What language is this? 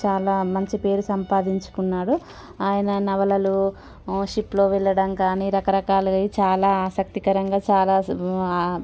Telugu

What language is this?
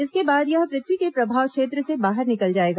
Hindi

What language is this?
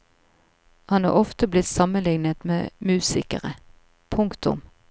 Norwegian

